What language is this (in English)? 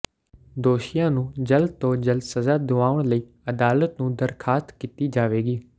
Punjabi